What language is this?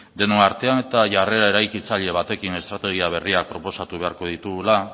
Basque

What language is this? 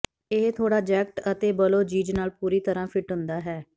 Punjabi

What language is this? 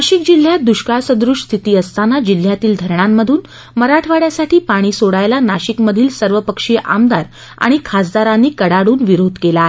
Marathi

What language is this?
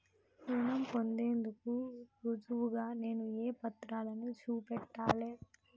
Telugu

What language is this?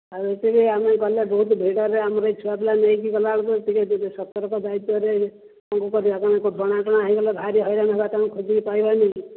Odia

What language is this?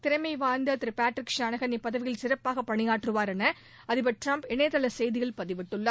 Tamil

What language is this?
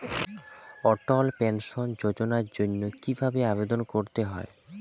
Bangla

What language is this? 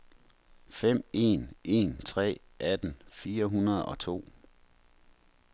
Danish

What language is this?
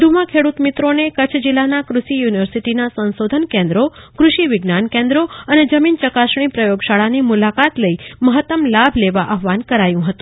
Gujarati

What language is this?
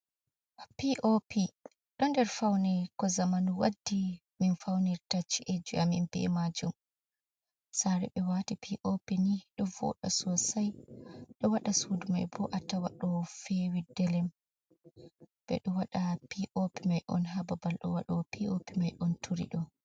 Fula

